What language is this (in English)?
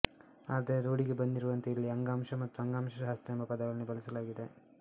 Kannada